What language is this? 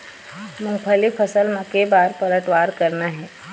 Chhattisgarhi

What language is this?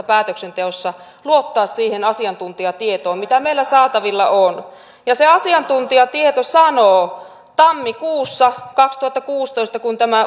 Finnish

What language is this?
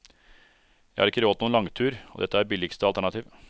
Norwegian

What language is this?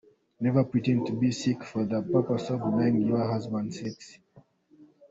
Kinyarwanda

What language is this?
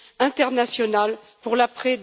French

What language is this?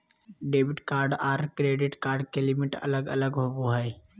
Magahi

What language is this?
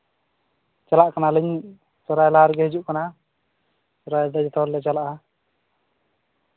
Santali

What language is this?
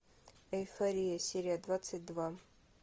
Russian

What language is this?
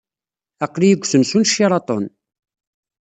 Kabyle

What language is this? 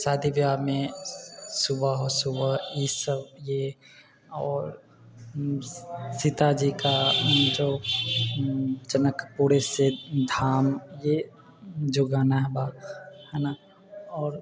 Maithili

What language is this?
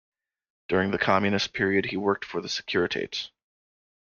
English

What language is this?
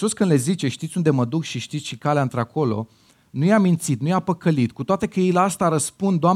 Romanian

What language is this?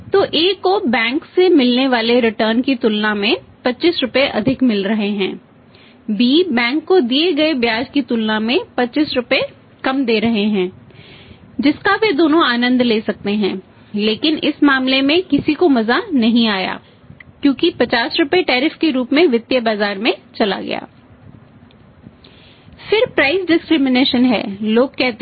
Hindi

